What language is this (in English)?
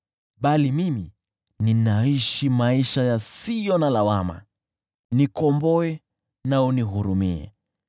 Swahili